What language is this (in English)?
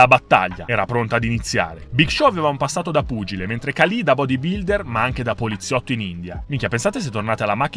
Italian